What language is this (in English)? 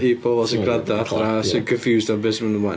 Welsh